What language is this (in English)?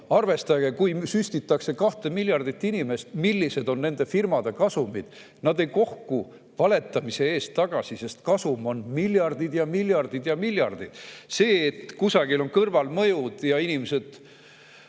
Estonian